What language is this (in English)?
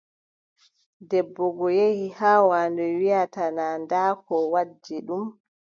Adamawa Fulfulde